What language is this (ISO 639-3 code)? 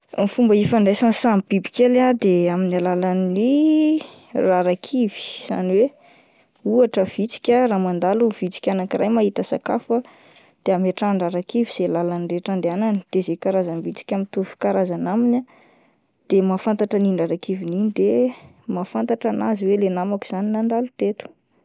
mlg